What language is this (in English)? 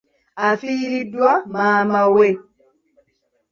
Ganda